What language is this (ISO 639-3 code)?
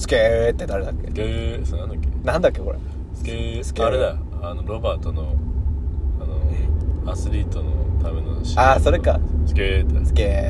jpn